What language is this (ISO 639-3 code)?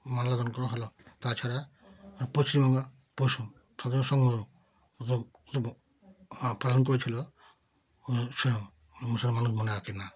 ben